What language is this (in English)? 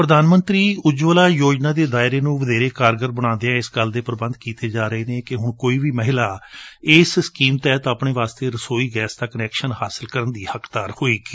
Punjabi